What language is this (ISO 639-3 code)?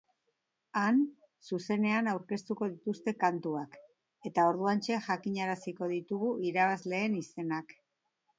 eus